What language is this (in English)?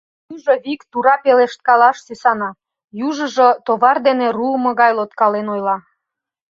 Mari